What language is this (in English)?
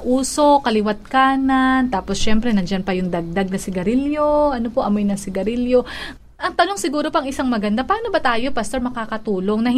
Filipino